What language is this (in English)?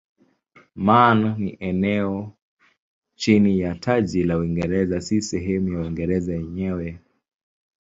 Swahili